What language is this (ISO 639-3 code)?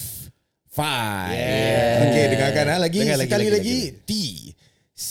msa